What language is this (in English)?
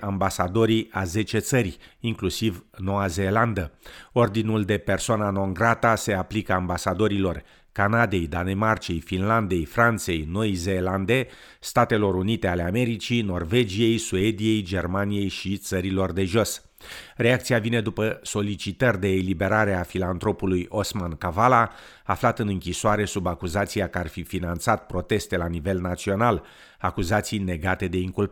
Romanian